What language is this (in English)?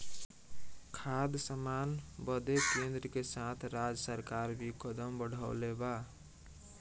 Bhojpuri